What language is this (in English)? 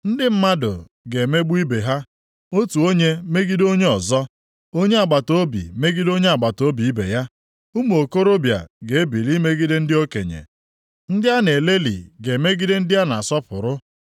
Igbo